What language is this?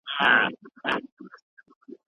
Pashto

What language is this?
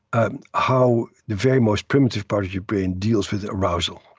English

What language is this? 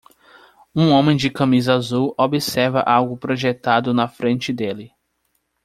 Portuguese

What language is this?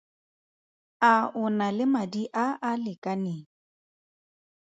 Tswana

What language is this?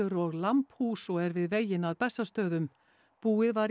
Icelandic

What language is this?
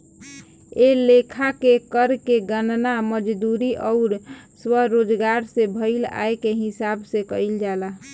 Bhojpuri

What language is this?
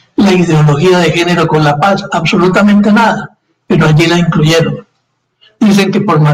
Spanish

